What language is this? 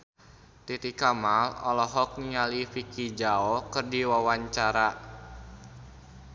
Sundanese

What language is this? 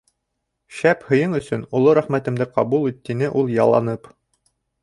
Bashkir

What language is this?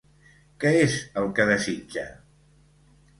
Catalan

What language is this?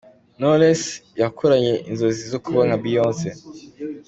Kinyarwanda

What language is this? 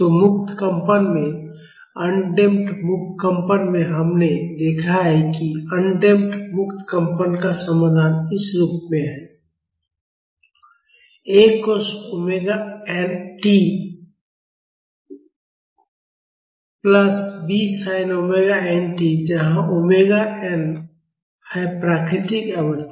Hindi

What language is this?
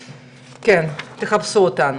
Hebrew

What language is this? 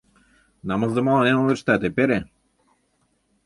Mari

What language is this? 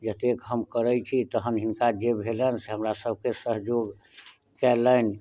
Maithili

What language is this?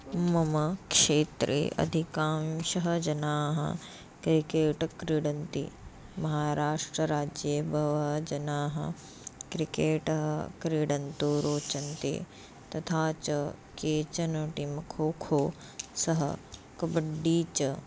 Sanskrit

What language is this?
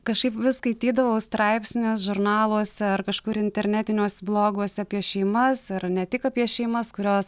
Lithuanian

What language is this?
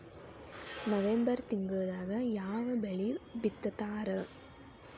Kannada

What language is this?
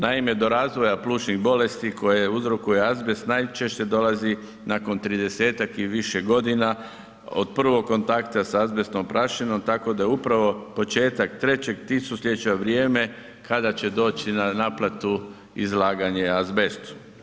Croatian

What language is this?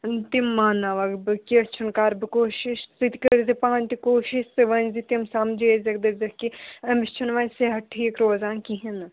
Kashmiri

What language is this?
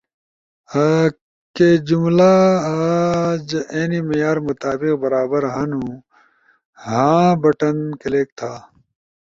Ushojo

